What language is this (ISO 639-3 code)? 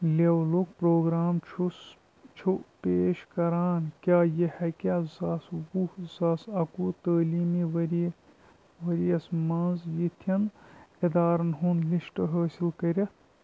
kas